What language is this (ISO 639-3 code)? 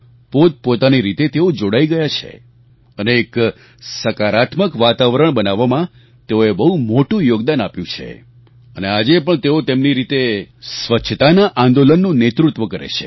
guj